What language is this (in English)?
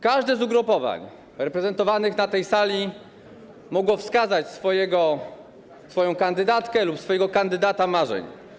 Polish